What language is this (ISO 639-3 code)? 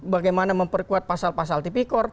ind